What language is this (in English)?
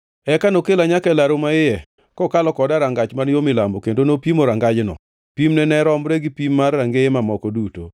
Luo (Kenya and Tanzania)